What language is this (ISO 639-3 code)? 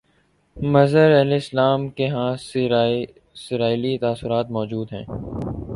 urd